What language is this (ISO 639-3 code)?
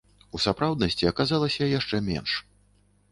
bel